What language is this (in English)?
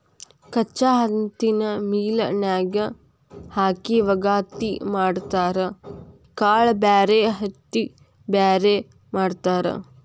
Kannada